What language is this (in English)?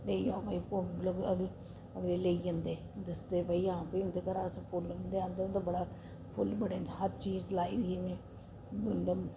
Dogri